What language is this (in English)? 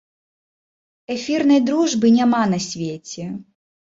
Belarusian